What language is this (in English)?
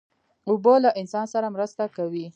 Pashto